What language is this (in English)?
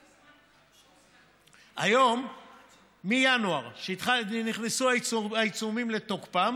Hebrew